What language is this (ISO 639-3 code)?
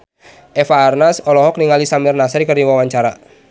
sun